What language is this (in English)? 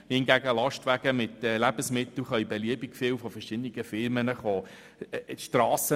Swiss German